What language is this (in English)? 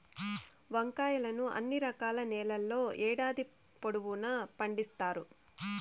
Telugu